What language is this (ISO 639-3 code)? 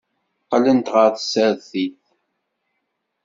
kab